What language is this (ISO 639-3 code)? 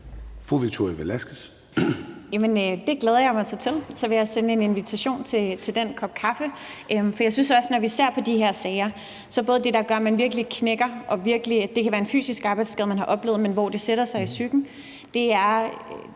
dan